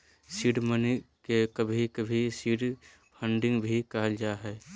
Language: Magahi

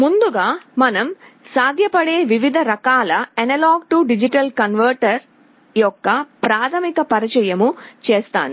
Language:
Telugu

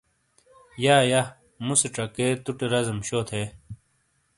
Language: Shina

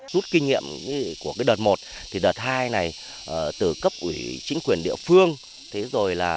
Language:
Vietnamese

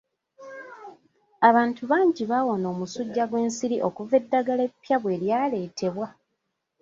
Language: Ganda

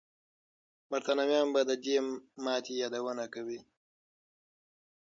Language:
Pashto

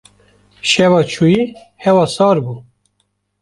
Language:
Kurdish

